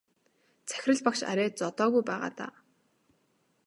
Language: Mongolian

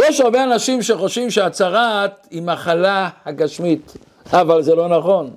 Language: Hebrew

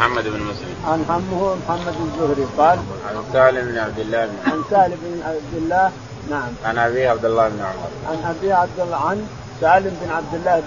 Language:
Arabic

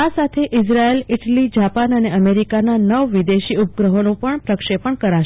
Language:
Gujarati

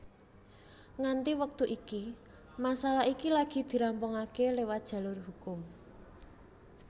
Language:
Javanese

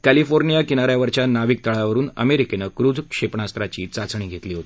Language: Marathi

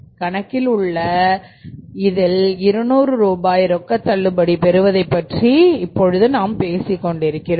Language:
Tamil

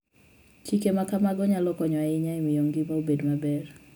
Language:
Luo (Kenya and Tanzania)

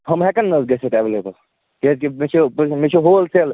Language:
Kashmiri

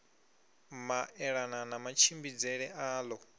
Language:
Venda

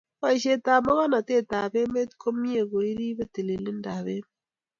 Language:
Kalenjin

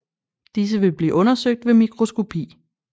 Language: Danish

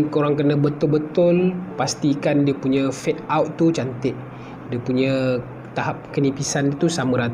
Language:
Malay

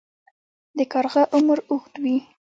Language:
Pashto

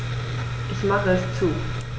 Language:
German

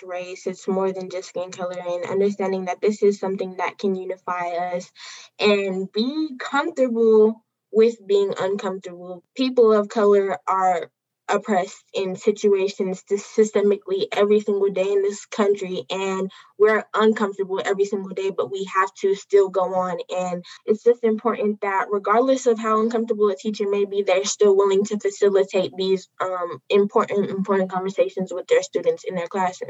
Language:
English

